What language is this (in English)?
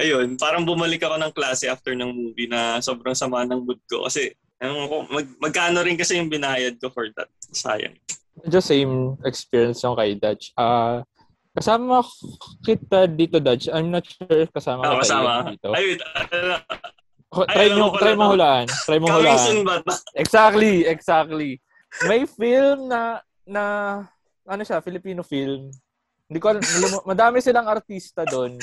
Filipino